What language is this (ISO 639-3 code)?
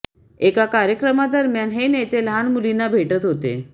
mar